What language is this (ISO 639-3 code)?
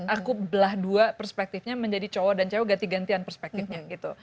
ind